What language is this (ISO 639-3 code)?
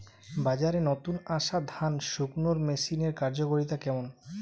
ben